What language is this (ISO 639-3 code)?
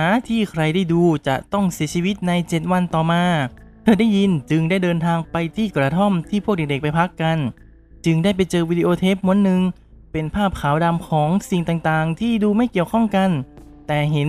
tha